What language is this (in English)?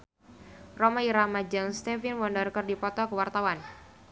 Sundanese